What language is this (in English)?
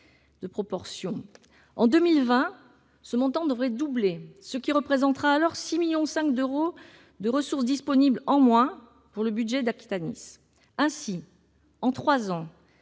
French